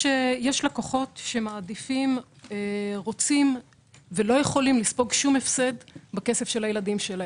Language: Hebrew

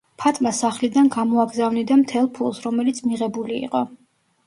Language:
Georgian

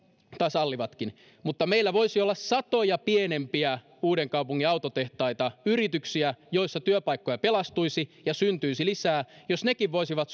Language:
Finnish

